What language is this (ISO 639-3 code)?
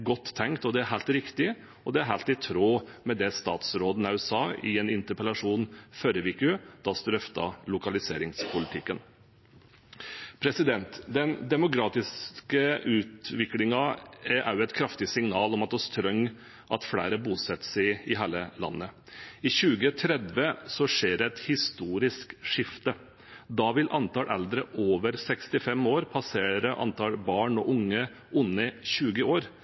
nob